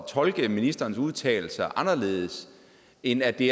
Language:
Danish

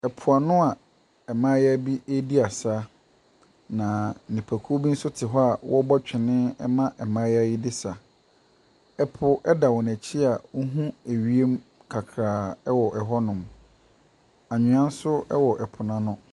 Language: Akan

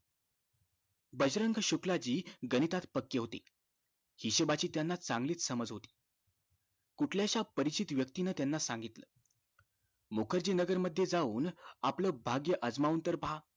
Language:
Marathi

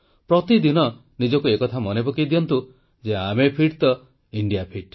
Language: Odia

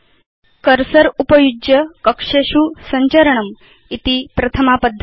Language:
Sanskrit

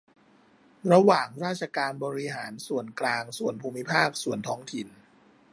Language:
Thai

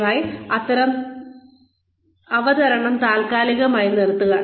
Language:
Malayalam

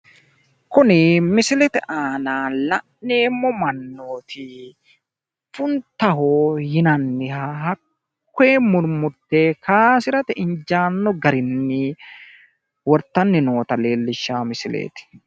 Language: Sidamo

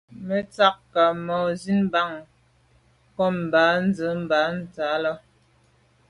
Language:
Medumba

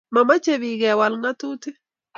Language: Kalenjin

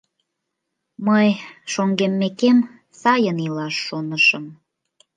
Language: Mari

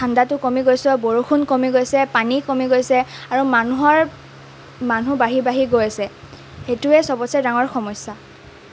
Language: Assamese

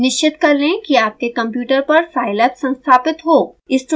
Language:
Hindi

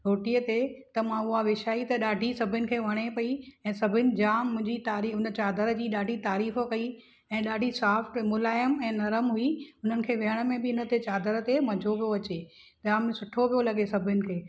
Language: Sindhi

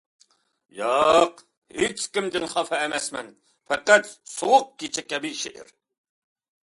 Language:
Uyghur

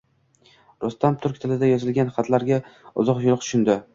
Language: Uzbek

